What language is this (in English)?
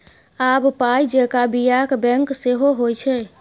Maithili